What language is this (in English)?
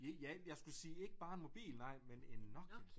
Danish